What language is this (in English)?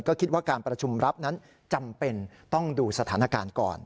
Thai